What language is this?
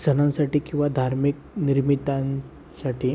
Marathi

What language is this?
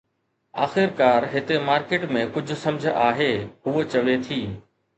Sindhi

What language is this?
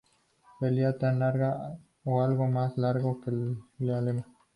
Spanish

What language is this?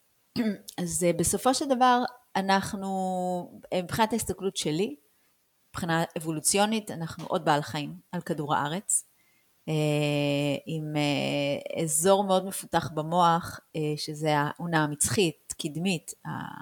Hebrew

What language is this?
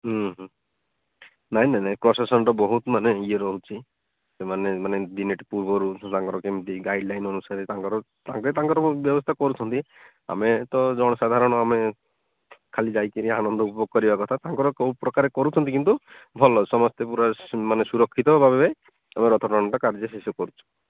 Odia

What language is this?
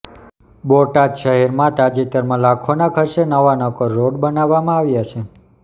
Gujarati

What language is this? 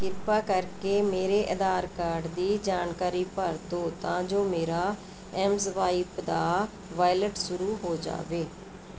Punjabi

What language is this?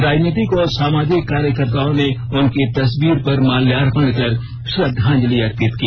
Hindi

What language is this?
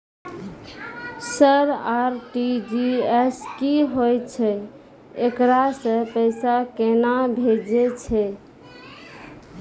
Maithili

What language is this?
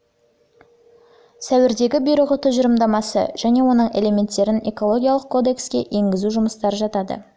Kazakh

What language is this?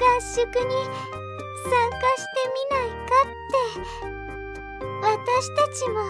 Japanese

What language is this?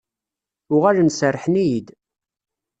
Kabyle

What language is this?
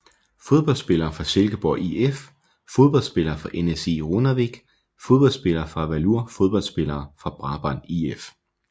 Danish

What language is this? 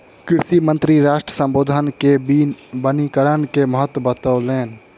Maithili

